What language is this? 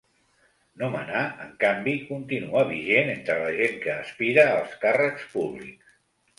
Catalan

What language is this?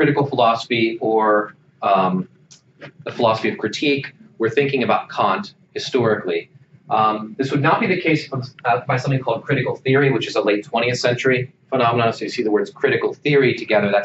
English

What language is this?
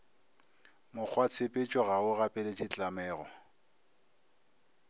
Northern Sotho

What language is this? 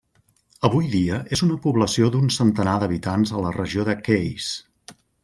Catalan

